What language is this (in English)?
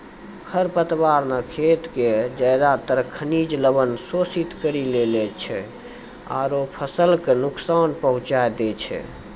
Maithili